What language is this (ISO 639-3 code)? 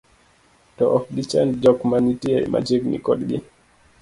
luo